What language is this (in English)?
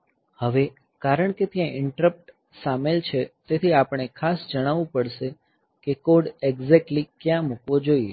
Gujarati